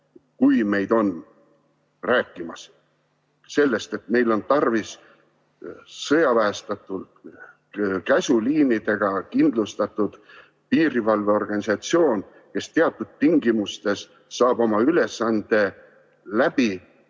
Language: Estonian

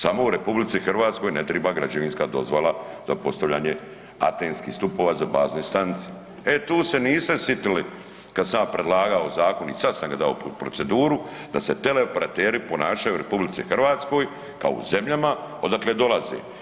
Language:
Croatian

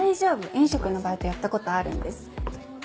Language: Japanese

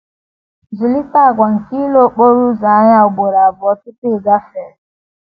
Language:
Igbo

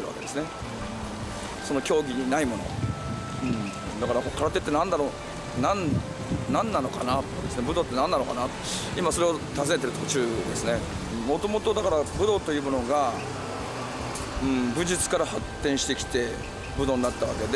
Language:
Japanese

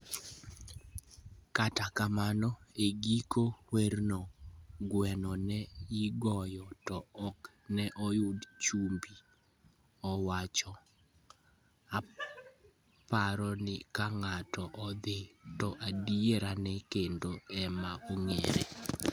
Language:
Luo (Kenya and Tanzania)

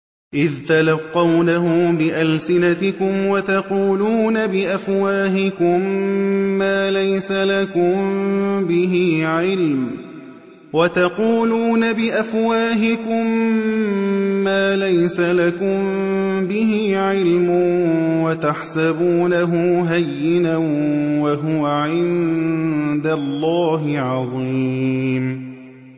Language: Arabic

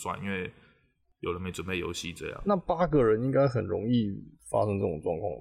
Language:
Chinese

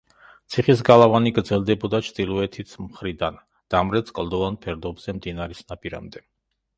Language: Georgian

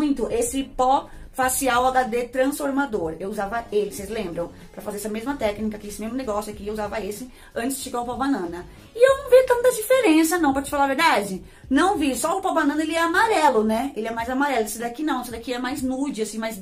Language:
Portuguese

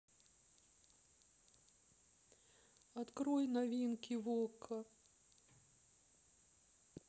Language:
Russian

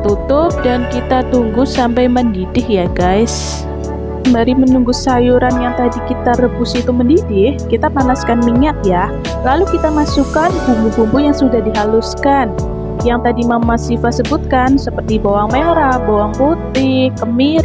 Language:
Indonesian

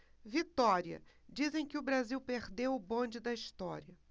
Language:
Portuguese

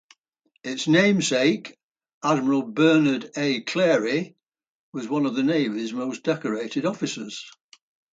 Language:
English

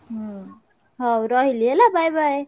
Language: Odia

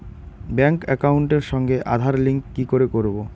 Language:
Bangla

